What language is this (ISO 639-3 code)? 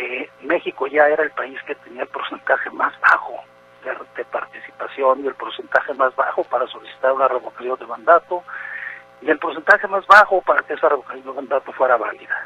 spa